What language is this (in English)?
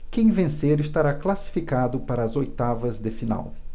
Portuguese